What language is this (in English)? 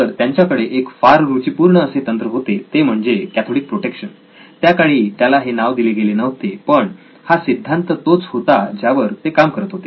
Marathi